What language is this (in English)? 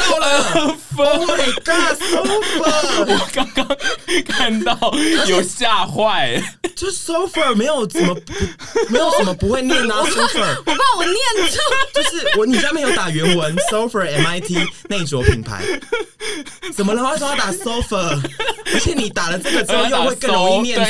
Chinese